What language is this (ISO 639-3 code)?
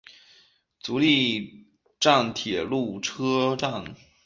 zho